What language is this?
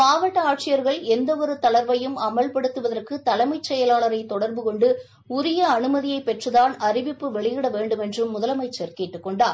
Tamil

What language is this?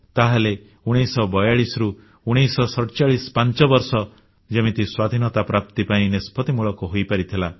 Odia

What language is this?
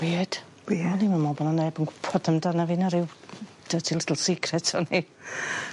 Welsh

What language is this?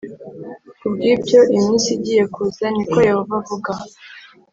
Kinyarwanda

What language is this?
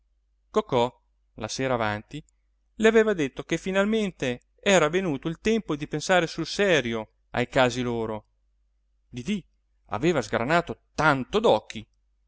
Italian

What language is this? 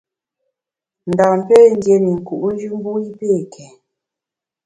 Bamun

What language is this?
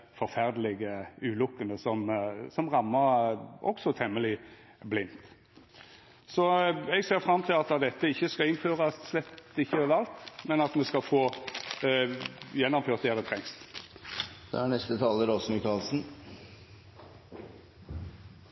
Norwegian Nynorsk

